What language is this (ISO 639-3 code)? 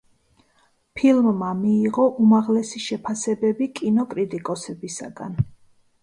kat